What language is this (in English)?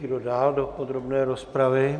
Czech